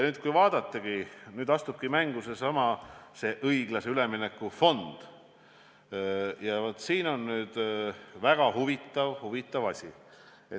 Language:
Estonian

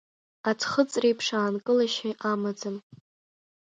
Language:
Abkhazian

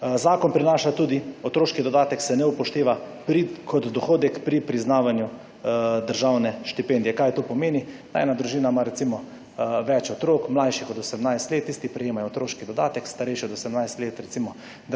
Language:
Slovenian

